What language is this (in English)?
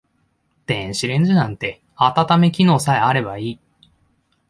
Japanese